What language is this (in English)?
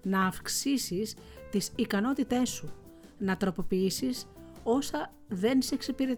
Greek